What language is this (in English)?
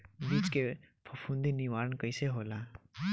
Bhojpuri